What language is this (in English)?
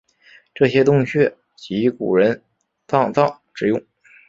Chinese